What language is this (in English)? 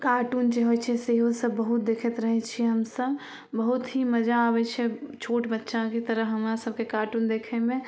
Maithili